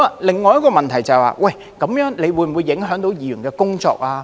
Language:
Cantonese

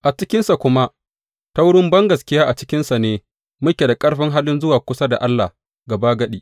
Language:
Hausa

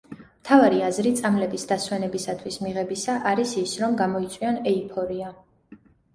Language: Georgian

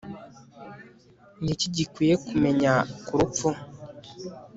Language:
Kinyarwanda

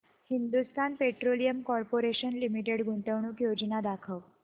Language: Marathi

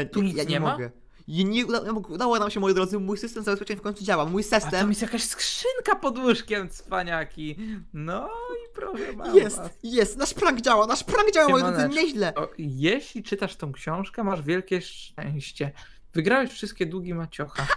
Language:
Polish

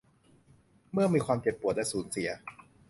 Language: Thai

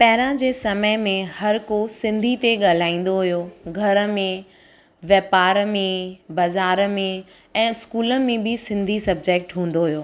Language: Sindhi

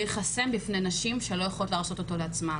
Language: Hebrew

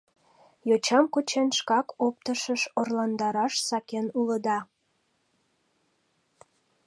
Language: Mari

